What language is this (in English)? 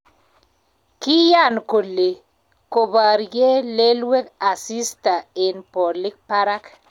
Kalenjin